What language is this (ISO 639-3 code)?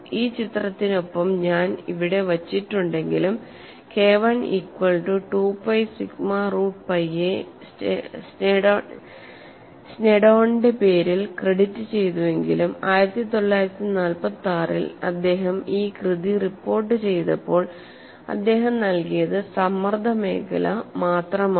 mal